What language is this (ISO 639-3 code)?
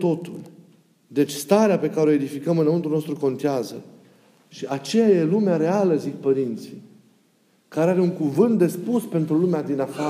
ron